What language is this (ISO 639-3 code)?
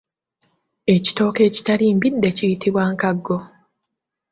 lug